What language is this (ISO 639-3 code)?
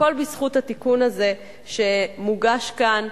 heb